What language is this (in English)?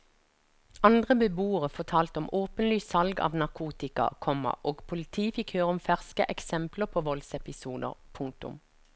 Norwegian